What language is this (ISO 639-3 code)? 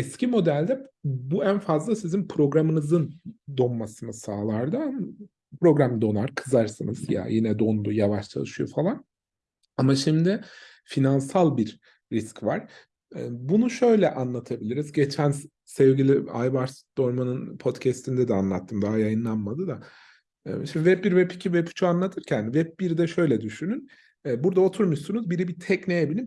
tur